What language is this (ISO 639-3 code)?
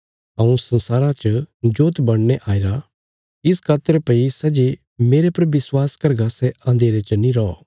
kfs